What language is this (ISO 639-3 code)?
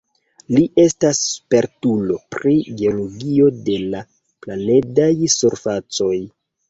epo